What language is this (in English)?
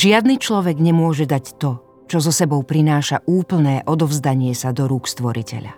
Slovak